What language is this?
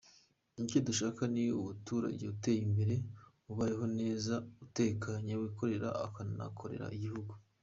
Kinyarwanda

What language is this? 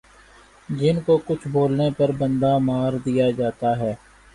Urdu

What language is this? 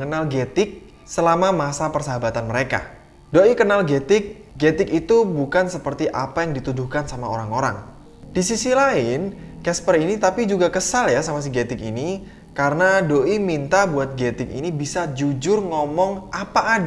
Indonesian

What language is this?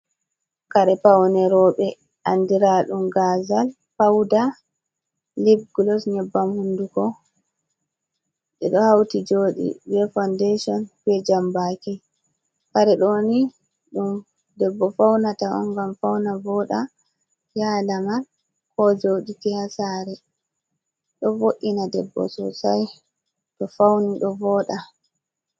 Fula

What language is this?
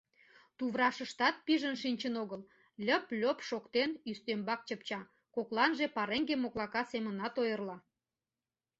Mari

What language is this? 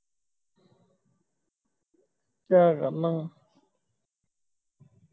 Punjabi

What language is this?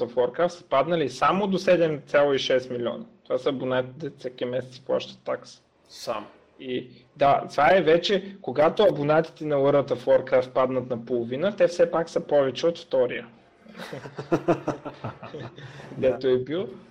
Bulgarian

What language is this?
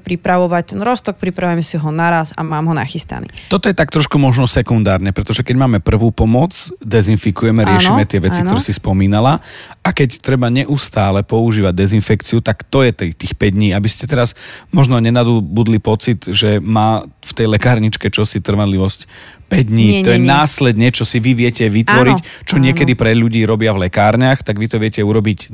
Slovak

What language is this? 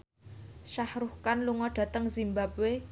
Javanese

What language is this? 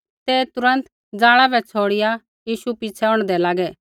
Kullu Pahari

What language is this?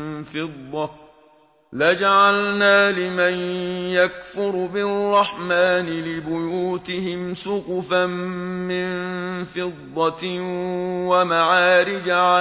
Arabic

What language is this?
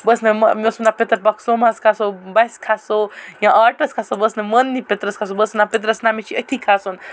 Kashmiri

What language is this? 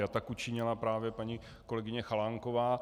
Czech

